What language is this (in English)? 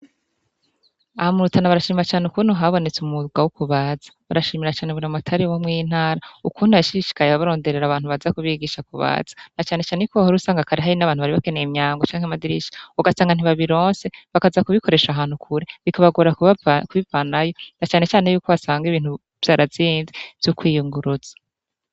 Rundi